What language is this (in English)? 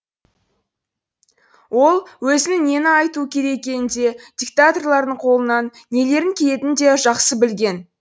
Kazakh